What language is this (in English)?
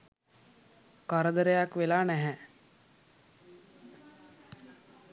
Sinhala